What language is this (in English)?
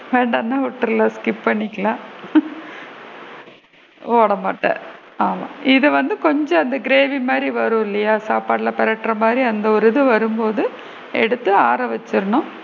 Tamil